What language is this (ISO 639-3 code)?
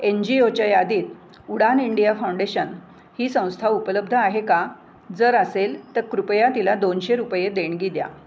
mar